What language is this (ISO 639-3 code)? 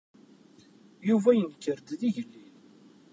kab